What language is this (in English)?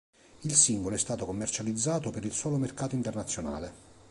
Italian